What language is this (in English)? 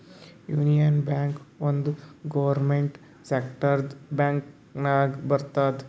Kannada